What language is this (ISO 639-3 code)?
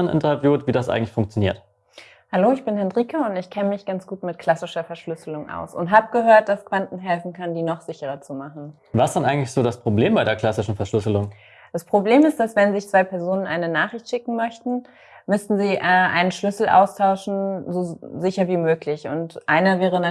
deu